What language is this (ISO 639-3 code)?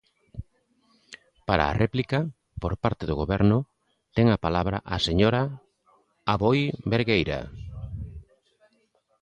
glg